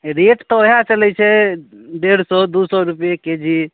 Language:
Maithili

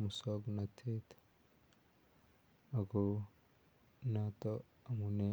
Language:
Kalenjin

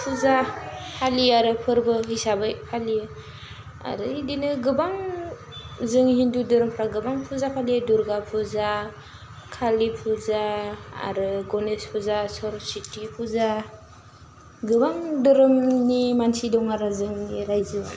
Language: Bodo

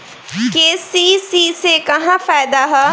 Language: Bhojpuri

